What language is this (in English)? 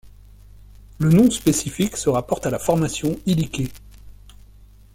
French